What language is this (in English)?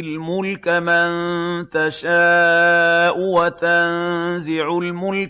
Arabic